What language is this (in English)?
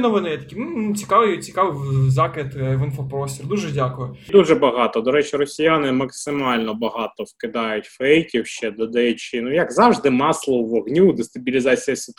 Ukrainian